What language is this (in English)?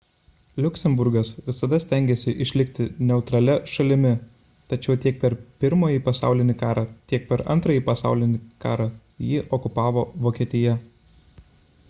Lithuanian